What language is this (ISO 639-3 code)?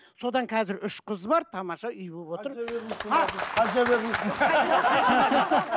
kaz